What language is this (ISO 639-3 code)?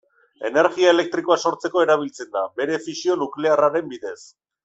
eus